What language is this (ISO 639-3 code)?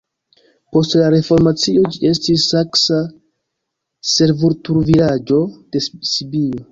epo